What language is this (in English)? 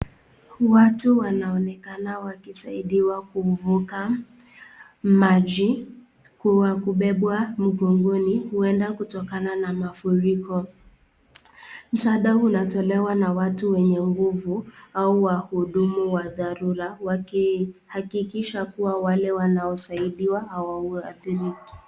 Swahili